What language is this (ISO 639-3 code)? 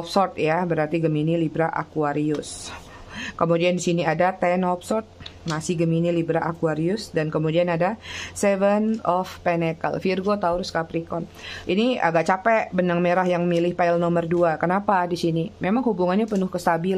ind